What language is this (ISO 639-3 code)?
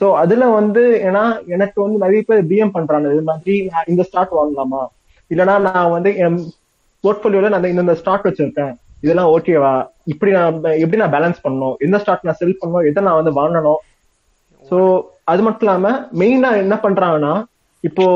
tam